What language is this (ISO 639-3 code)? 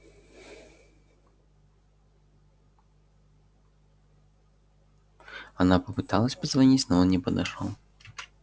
rus